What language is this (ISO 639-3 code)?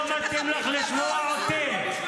heb